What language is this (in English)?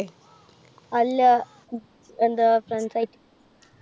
Malayalam